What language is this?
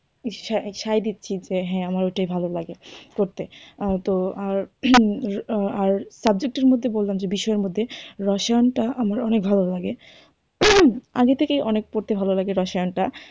Bangla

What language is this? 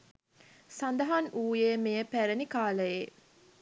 Sinhala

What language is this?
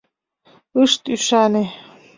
Mari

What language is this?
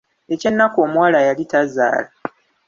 Ganda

